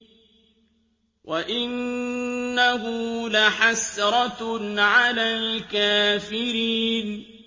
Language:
Arabic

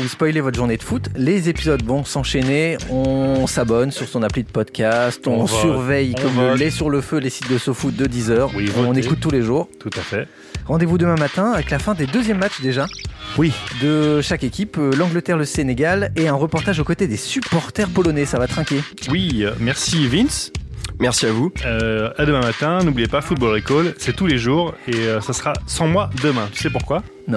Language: French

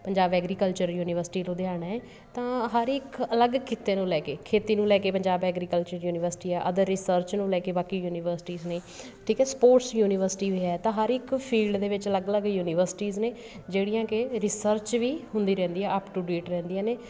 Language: Punjabi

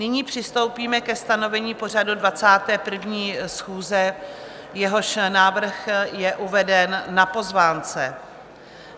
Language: Czech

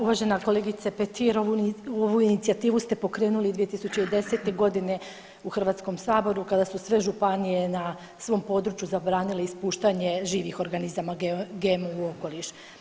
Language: Croatian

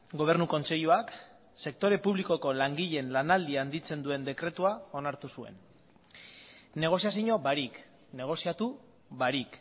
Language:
Basque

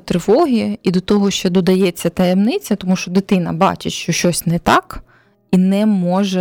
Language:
Ukrainian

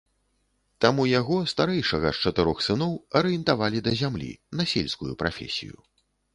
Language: Belarusian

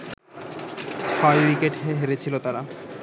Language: Bangla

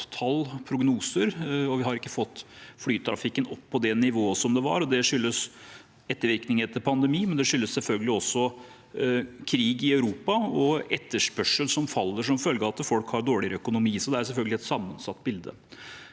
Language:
Norwegian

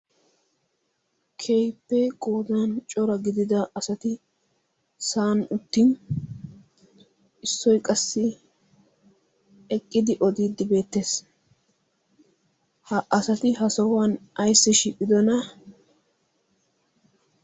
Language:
Wolaytta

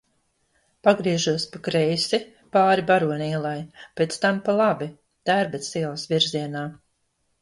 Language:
Latvian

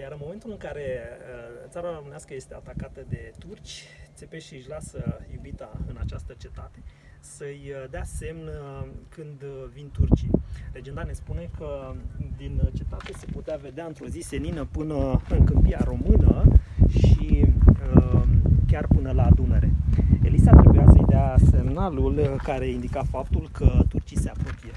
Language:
Romanian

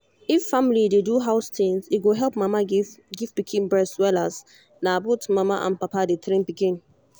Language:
Nigerian Pidgin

